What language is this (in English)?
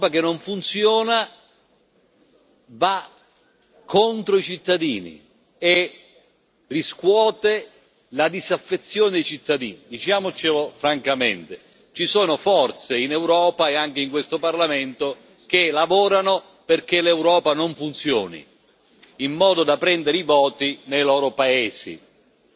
Italian